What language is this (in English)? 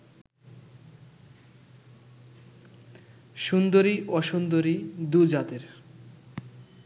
Bangla